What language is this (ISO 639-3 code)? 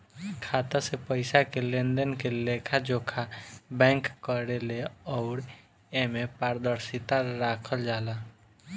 bho